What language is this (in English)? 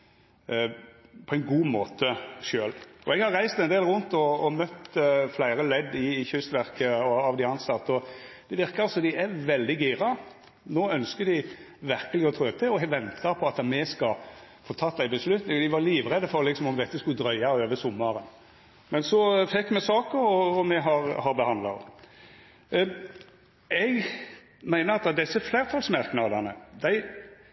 Norwegian Nynorsk